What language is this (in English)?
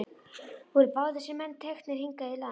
Icelandic